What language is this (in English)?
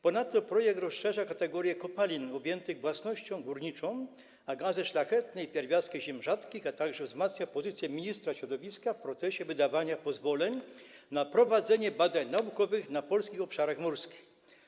Polish